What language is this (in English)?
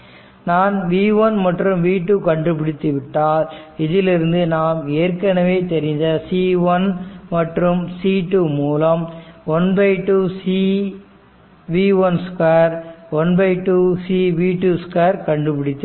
Tamil